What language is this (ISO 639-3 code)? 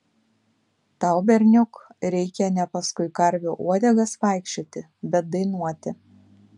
lit